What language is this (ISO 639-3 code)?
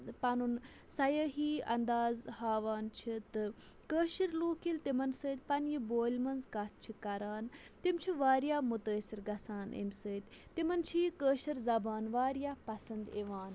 kas